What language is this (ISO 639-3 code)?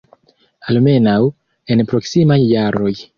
epo